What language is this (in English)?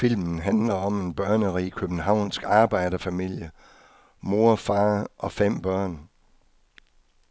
Danish